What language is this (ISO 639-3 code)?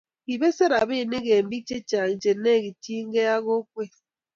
kln